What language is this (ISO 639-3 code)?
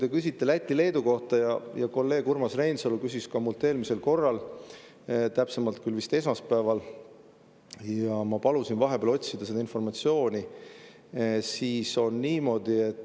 est